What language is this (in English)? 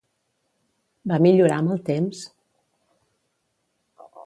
Catalan